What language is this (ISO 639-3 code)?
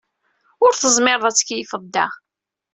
kab